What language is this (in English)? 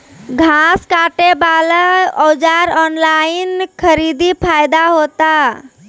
Maithili